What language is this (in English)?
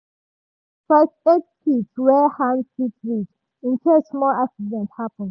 Nigerian Pidgin